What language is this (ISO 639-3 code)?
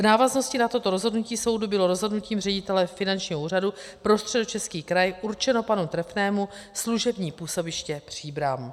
ces